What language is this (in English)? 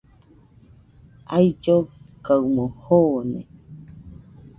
Nüpode Huitoto